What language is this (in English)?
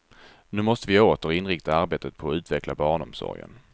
Swedish